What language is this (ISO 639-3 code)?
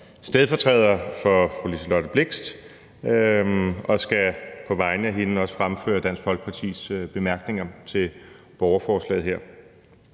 dan